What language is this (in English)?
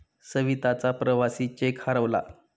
Marathi